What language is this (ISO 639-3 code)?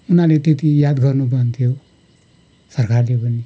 nep